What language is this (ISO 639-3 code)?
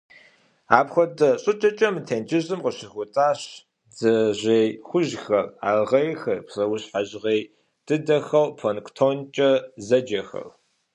kbd